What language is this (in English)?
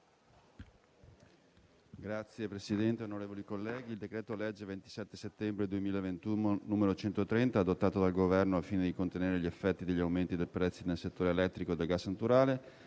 Italian